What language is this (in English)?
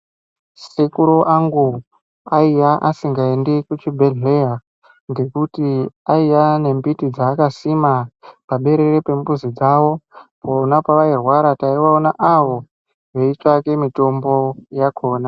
Ndau